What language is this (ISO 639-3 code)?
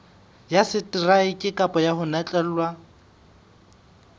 sot